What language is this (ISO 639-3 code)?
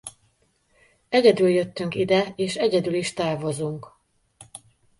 hun